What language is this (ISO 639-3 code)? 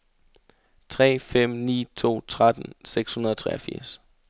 dan